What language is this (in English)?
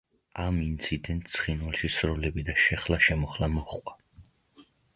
Georgian